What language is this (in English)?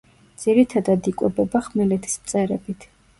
Georgian